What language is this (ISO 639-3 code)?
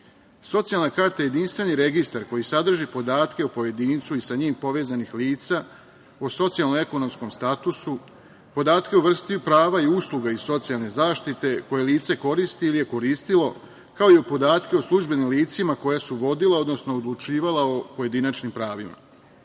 srp